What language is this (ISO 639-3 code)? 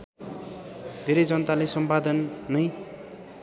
nep